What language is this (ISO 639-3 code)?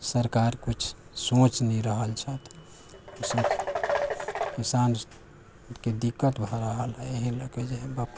mai